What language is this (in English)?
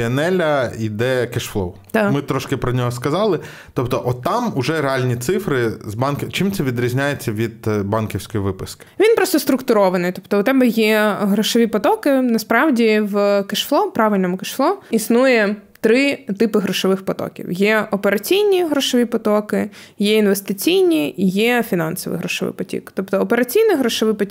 Ukrainian